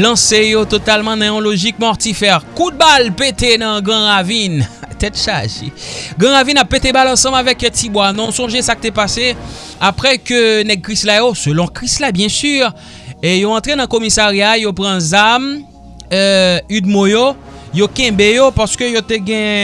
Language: French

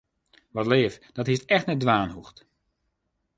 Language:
Western Frisian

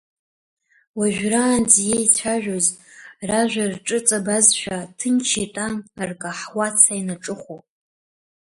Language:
Abkhazian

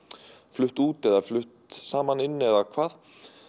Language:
Icelandic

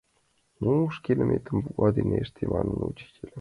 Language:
Mari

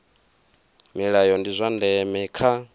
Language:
Venda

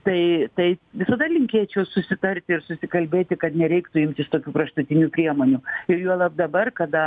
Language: Lithuanian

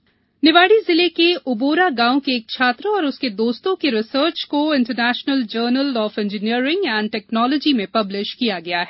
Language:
Hindi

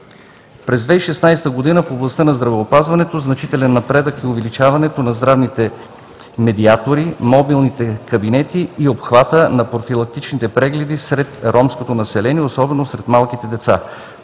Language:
Bulgarian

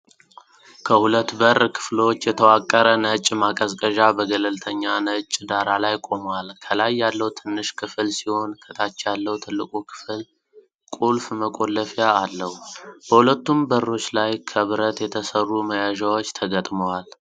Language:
Amharic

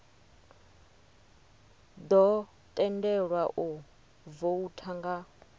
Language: Venda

